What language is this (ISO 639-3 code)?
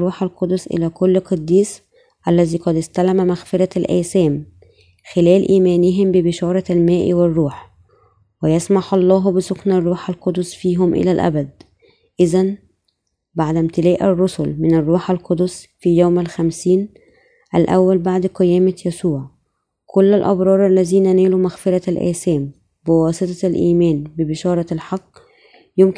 ara